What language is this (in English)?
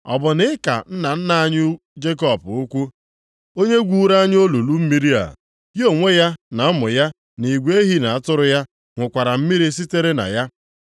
Igbo